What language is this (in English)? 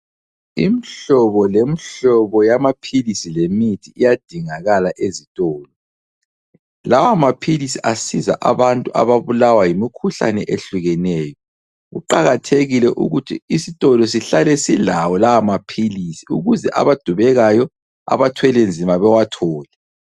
North Ndebele